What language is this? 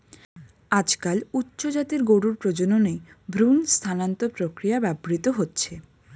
Bangla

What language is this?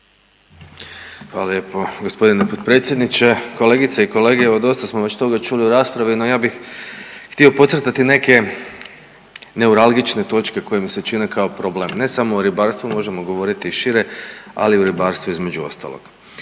Croatian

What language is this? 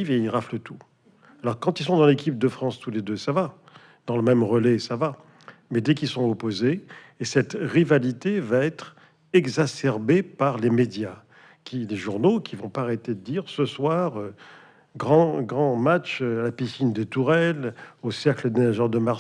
French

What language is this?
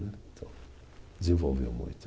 Portuguese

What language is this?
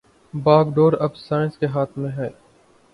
Urdu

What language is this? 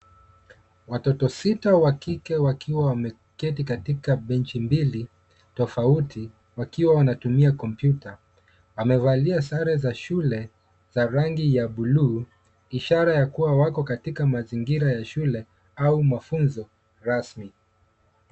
Swahili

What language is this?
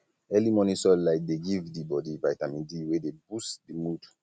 Nigerian Pidgin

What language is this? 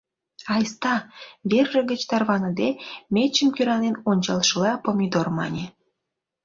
Mari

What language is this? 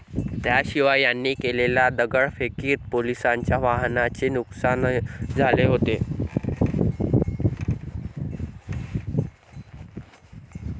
Marathi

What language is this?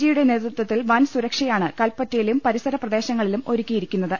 Malayalam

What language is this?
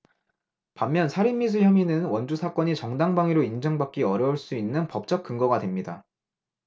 Korean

